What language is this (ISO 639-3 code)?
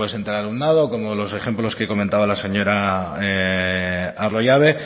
spa